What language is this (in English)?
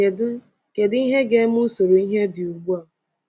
Igbo